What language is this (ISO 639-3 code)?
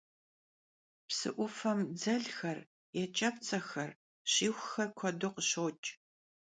kbd